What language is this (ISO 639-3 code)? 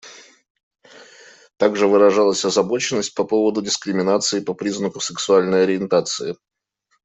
rus